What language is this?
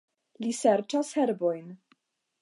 Esperanto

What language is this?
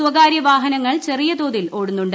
Malayalam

